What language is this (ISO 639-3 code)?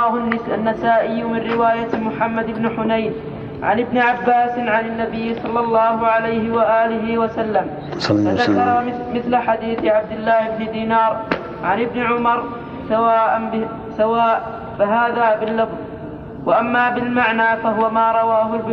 ara